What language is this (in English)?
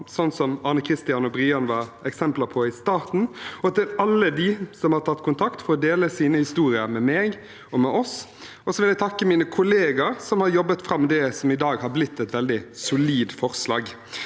Norwegian